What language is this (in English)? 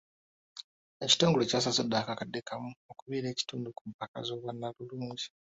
Ganda